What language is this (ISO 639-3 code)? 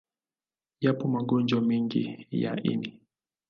swa